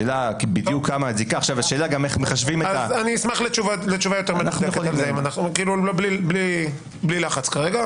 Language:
Hebrew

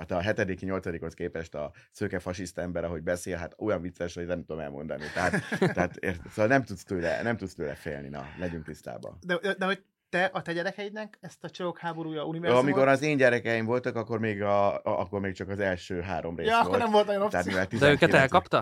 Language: Hungarian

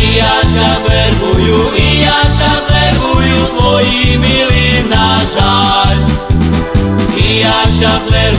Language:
Romanian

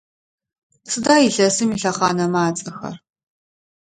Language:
Adyghe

